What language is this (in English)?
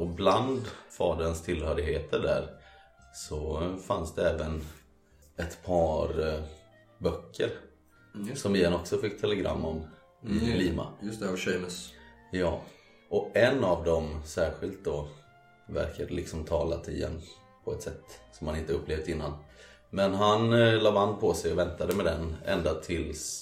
Swedish